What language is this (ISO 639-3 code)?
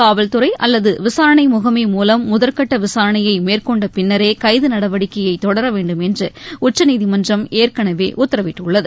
tam